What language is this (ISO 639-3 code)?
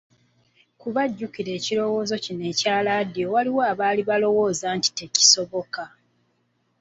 lug